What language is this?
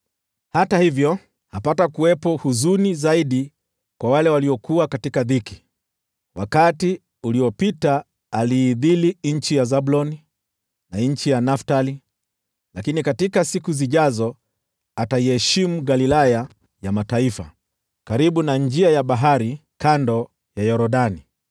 Swahili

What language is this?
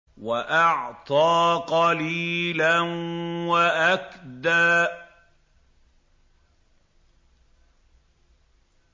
Arabic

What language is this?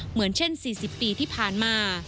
Thai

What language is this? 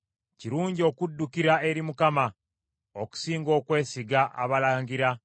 Ganda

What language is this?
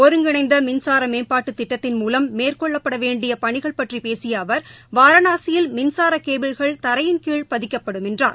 Tamil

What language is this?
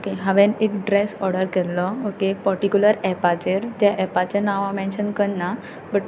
Konkani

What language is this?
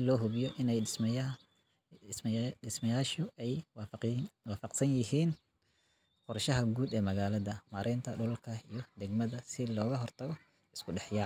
Somali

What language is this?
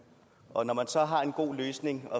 Danish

